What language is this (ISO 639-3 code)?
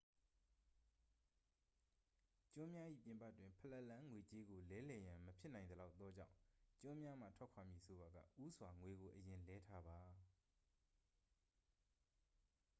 mya